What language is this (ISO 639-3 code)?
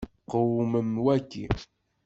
kab